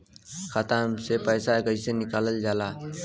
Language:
Bhojpuri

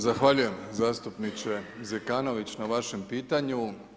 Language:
Croatian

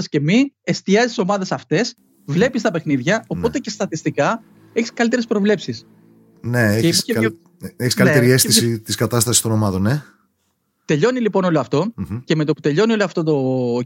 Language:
Greek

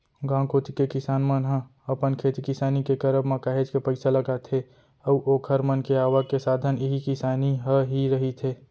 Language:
Chhattisgarhi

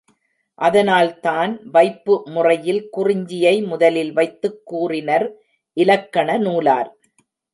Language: Tamil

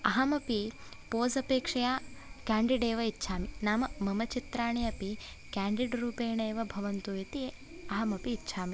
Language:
Sanskrit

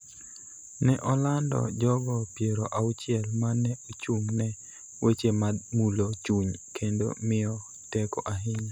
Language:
Luo (Kenya and Tanzania)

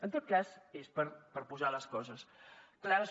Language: Catalan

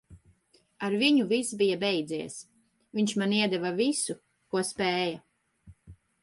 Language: Latvian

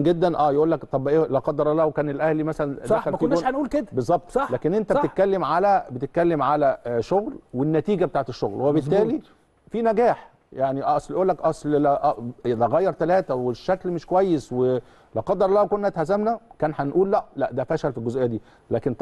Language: Arabic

